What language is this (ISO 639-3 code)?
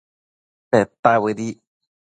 mcf